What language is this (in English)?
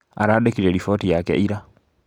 Kikuyu